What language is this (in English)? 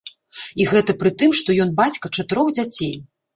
Belarusian